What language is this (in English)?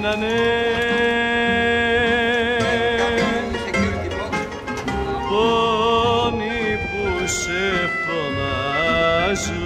Romanian